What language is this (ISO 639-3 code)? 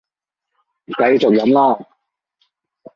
yue